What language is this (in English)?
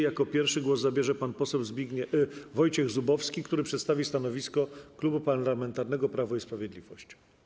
Polish